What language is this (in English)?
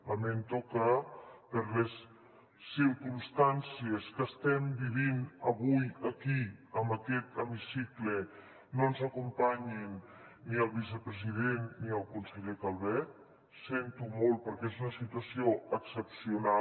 Catalan